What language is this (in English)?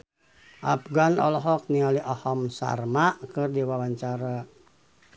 Sundanese